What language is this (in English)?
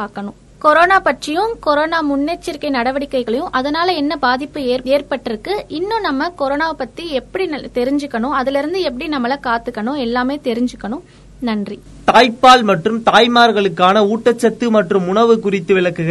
Tamil